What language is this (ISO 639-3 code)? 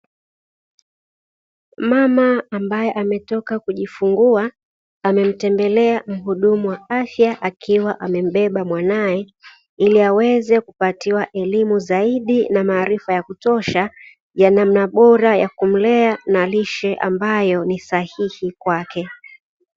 swa